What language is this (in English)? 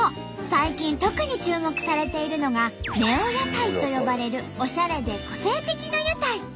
Japanese